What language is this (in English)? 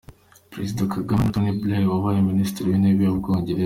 Kinyarwanda